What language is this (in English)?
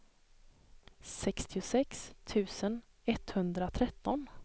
Swedish